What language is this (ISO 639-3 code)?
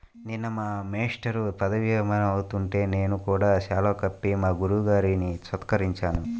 tel